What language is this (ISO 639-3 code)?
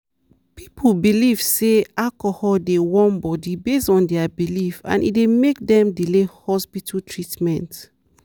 pcm